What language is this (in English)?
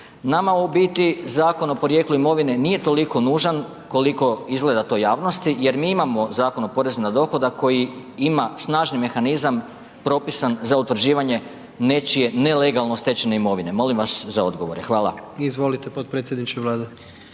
Croatian